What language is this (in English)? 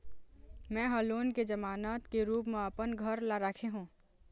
Chhattisgarhi